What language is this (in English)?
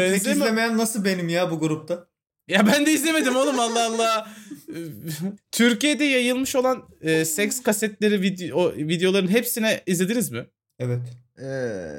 Turkish